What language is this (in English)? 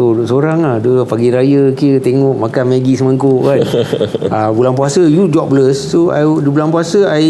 Malay